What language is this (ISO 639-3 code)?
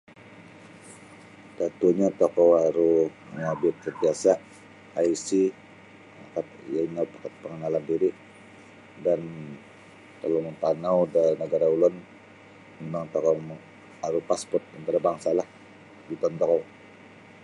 bsy